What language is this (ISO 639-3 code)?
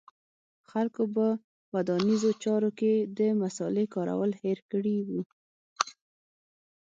pus